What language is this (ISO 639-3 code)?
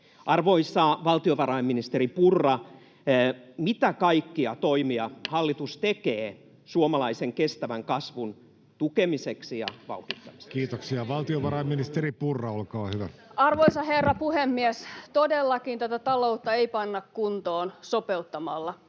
fin